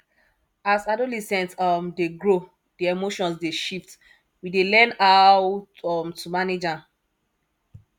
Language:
Nigerian Pidgin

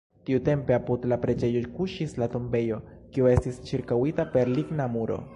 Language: Esperanto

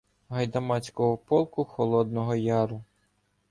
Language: Ukrainian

